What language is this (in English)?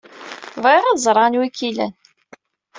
Kabyle